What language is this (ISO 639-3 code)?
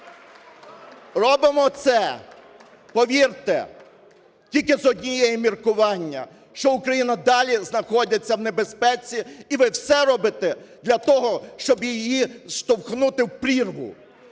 ukr